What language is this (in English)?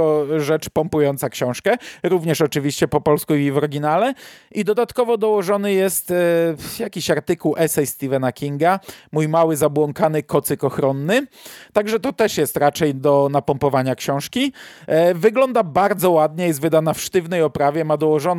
Polish